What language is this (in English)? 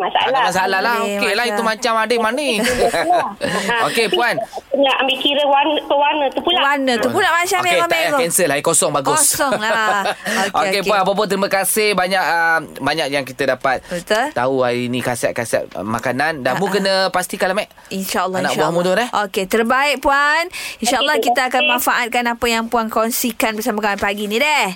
Malay